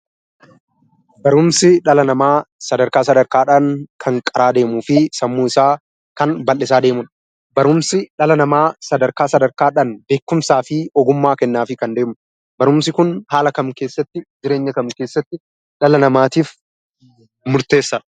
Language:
Oromo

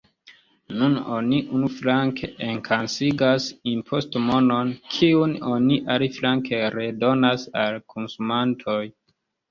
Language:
Esperanto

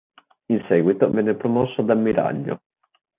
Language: Italian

